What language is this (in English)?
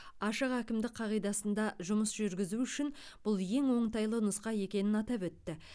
Kazakh